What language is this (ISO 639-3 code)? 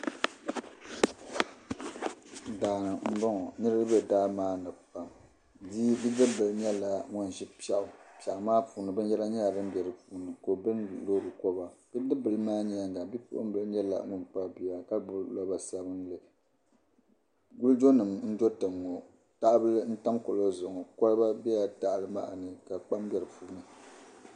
dag